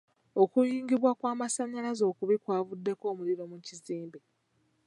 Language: Ganda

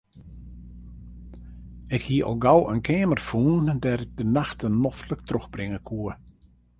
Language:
Western Frisian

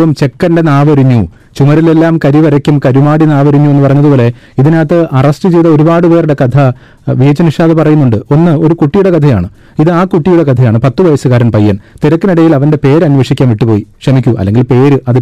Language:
Malayalam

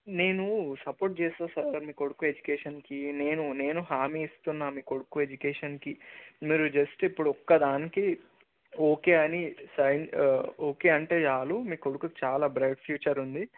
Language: Telugu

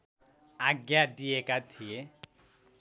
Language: Nepali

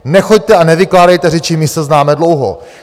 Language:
Czech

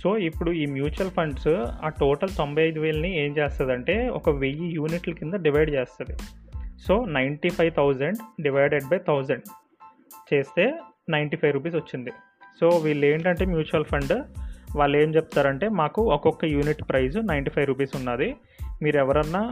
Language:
Telugu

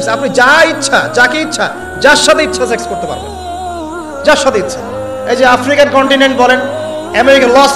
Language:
Arabic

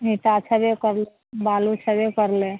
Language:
Maithili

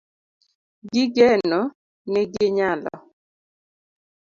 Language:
Luo (Kenya and Tanzania)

